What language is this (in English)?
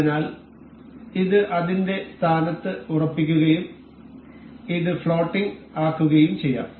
Malayalam